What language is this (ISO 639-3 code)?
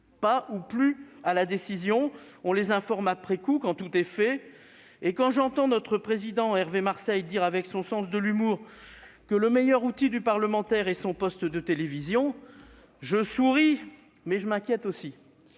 fra